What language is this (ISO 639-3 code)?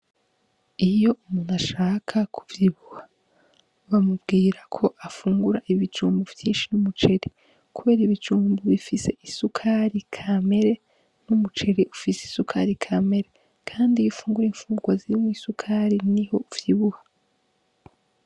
run